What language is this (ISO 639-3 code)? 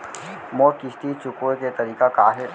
hne